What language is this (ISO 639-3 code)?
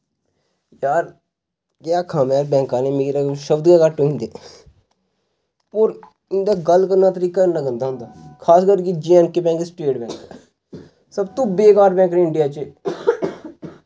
doi